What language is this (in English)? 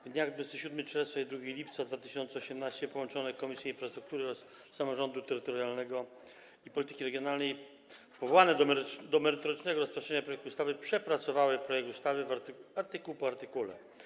Polish